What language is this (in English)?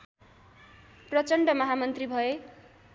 Nepali